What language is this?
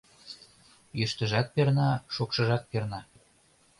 Mari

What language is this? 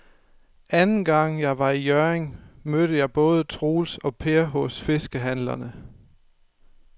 Danish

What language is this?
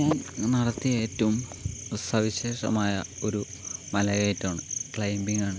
Malayalam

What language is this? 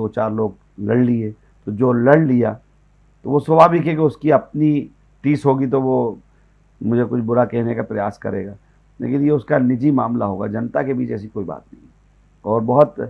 Hindi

